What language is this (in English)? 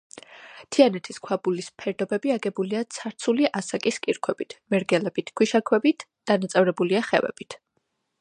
Georgian